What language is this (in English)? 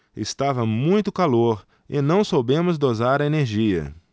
Portuguese